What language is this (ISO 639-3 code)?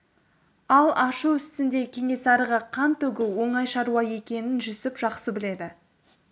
kaz